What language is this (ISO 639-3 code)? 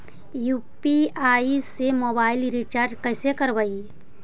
mag